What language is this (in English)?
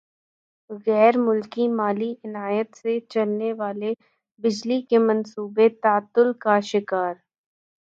Urdu